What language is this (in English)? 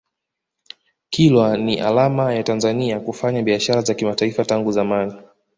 Swahili